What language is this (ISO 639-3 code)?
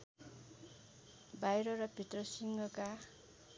nep